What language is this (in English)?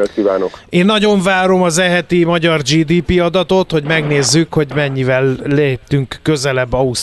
Hungarian